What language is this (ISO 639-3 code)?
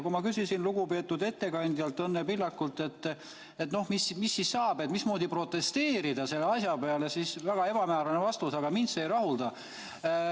est